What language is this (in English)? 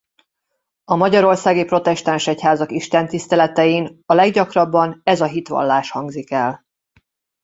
Hungarian